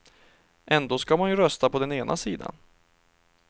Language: Swedish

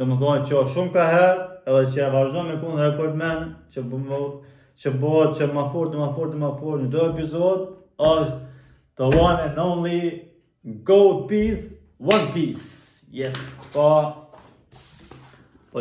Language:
Romanian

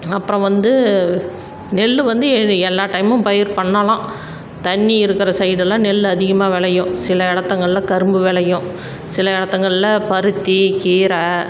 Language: Tamil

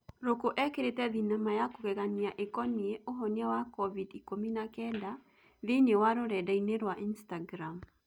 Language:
Kikuyu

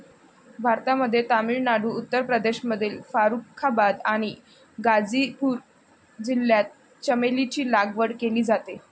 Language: Marathi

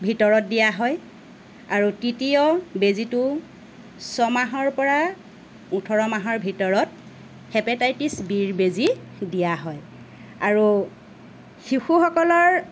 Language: Assamese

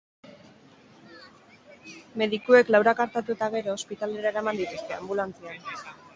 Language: Basque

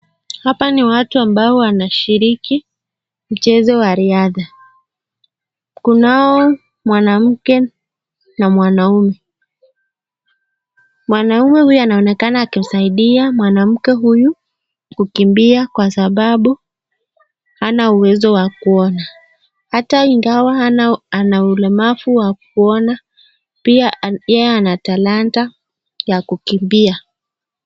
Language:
Swahili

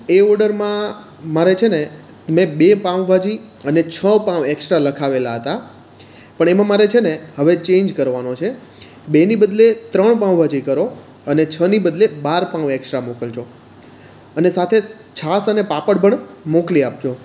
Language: Gujarati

